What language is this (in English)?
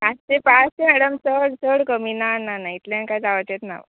Konkani